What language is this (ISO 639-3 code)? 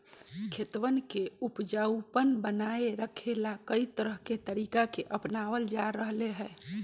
mag